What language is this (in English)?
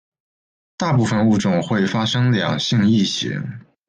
Chinese